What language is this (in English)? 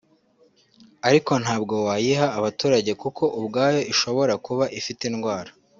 Kinyarwanda